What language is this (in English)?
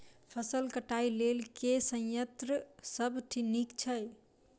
Maithili